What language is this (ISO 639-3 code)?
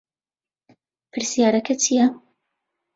ckb